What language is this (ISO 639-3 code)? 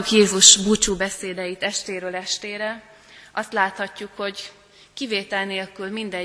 hun